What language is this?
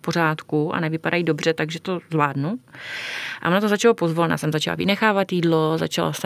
Czech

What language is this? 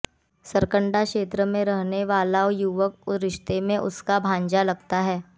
Hindi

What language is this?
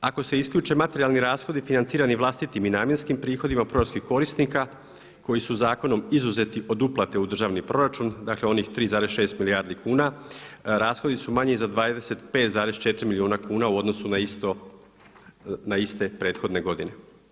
Croatian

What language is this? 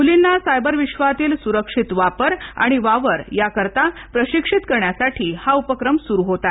Marathi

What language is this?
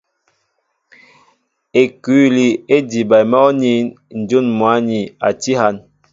Mbo (Cameroon)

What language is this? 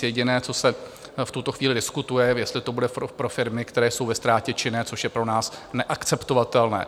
Czech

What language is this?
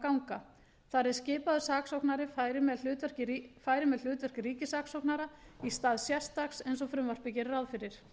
Icelandic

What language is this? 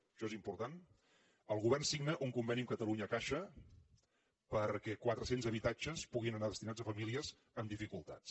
Catalan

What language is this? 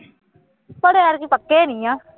Punjabi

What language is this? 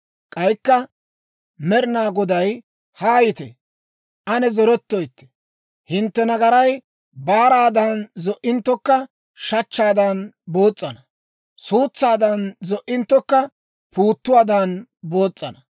Dawro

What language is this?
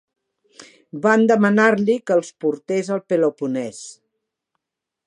Catalan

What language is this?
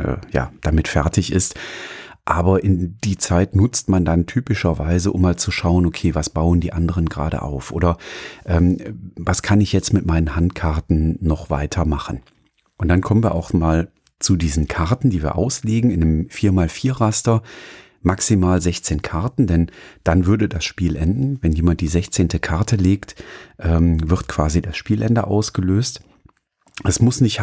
German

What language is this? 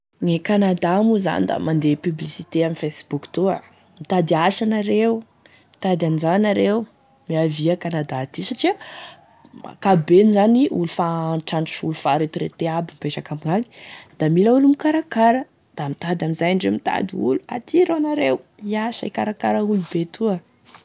Tesaka Malagasy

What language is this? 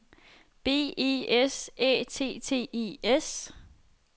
Danish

